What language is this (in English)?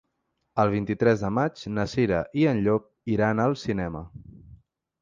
Catalan